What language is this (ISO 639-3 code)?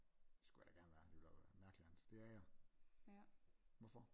dan